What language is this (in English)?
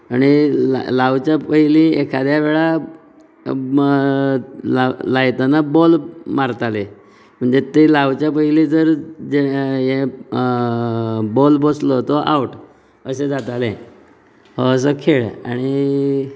Konkani